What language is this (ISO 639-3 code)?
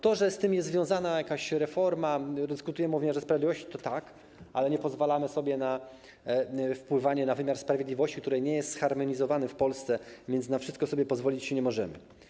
pol